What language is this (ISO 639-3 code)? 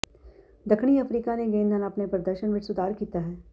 pan